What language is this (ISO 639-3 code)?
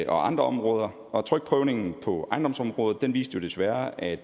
dan